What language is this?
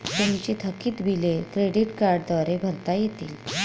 Marathi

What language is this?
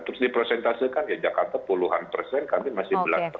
Indonesian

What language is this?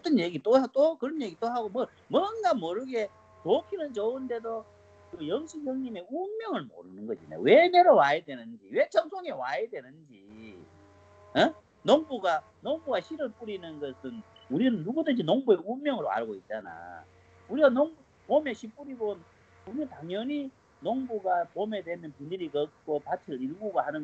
Korean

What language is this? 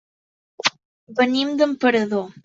Catalan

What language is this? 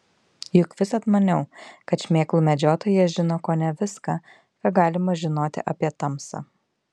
Lithuanian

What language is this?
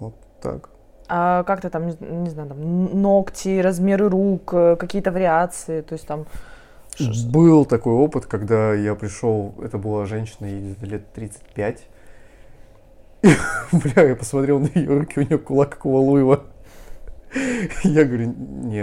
Russian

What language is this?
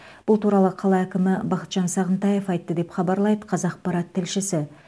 Kazakh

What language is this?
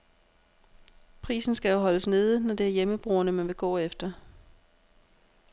Danish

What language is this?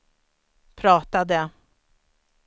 Swedish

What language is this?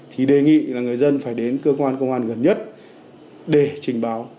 Vietnamese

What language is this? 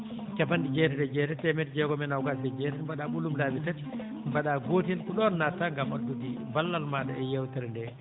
Fula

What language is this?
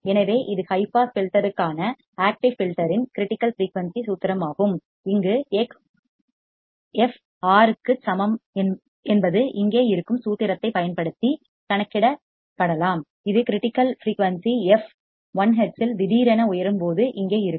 Tamil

